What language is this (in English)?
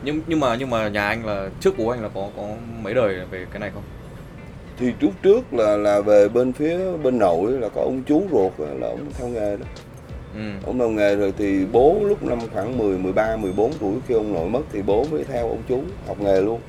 Vietnamese